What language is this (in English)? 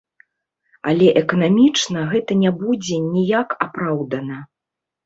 Belarusian